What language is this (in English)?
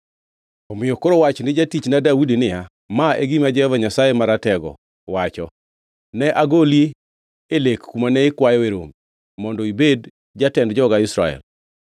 Luo (Kenya and Tanzania)